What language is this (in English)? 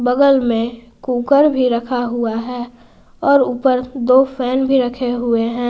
Hindi